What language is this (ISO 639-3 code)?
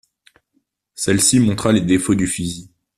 fra